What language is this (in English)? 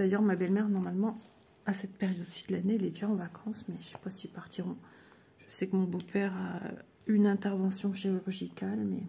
French